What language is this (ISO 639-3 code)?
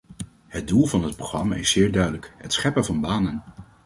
nld